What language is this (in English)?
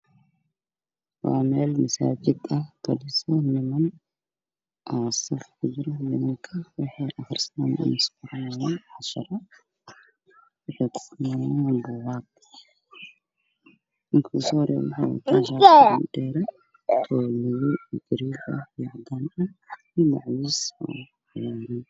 Somali